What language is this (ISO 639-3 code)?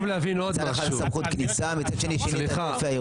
heb